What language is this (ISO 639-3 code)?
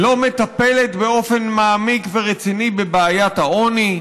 heb